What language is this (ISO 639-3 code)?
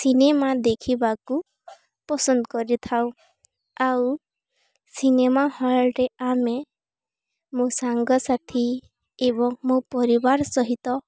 ori